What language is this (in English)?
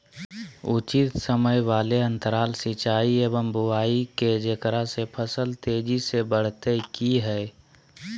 Magahi